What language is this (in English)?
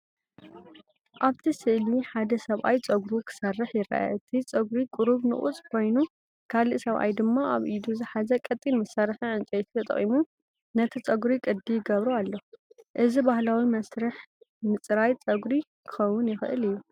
Tigrinya